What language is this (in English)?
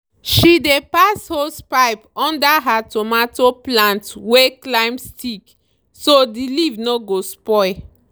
Nigerian Pidgin